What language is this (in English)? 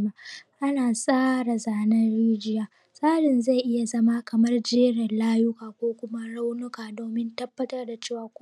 Hausa